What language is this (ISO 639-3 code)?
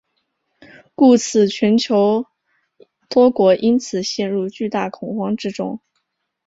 zho